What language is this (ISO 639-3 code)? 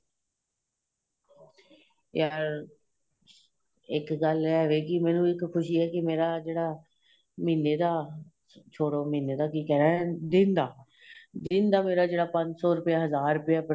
pan